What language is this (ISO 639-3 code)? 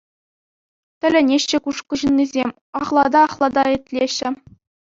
chv